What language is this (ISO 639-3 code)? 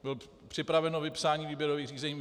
ces